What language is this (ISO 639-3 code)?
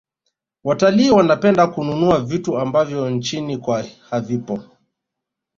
swa